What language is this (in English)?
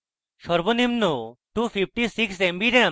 Bangla